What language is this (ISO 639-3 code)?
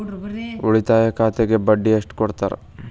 kan